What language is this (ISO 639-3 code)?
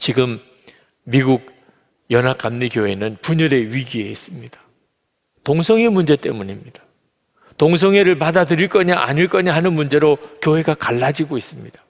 kor